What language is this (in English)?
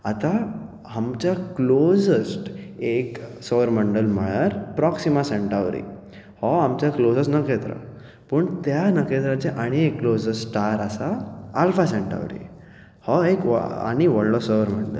Konkani